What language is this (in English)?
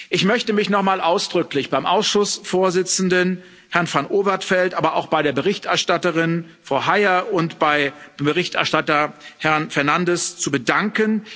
German